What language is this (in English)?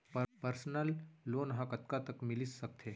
Chhattisgarhi